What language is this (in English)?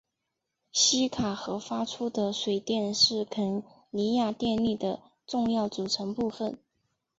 Chinese